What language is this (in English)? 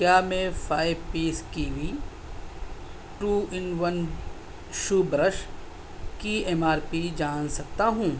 Urdu